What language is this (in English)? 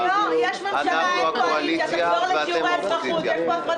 Hebrew